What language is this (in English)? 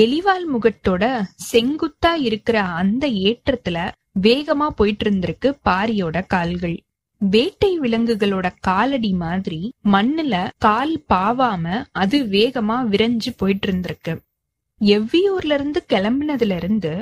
Tamil